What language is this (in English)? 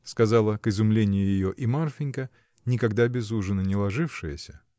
Russian